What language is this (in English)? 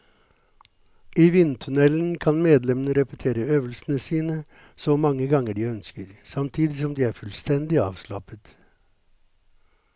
Norwegian